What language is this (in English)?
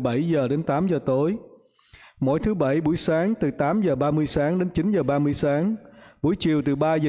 Vietnamese